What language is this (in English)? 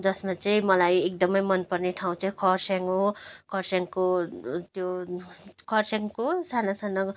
Nepali